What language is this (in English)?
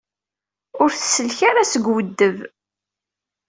Kabyle